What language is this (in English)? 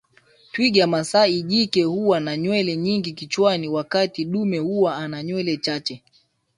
Swahili